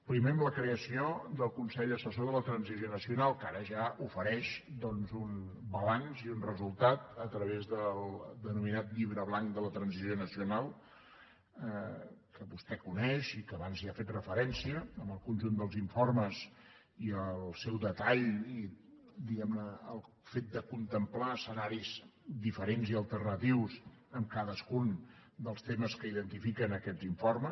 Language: Catalan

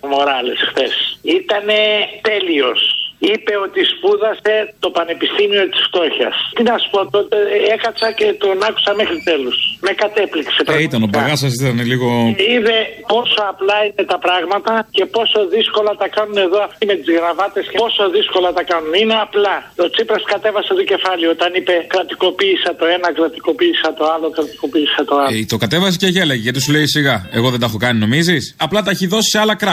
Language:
Greek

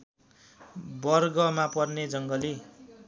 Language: Nepali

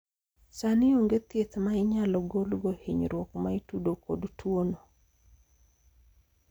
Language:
Luo (Kenya and Tanzania)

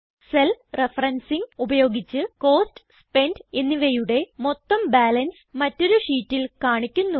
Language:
Malayalam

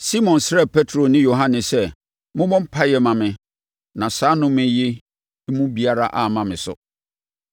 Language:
Akan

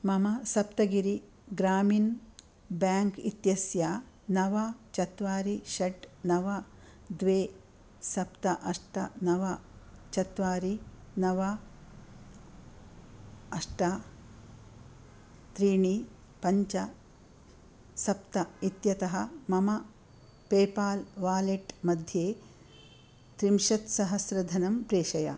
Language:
Sanskrit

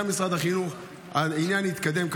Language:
Hebrew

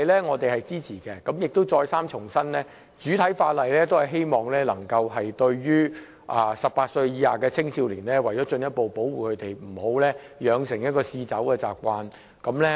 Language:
Cantonese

